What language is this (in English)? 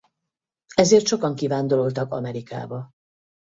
Hungarian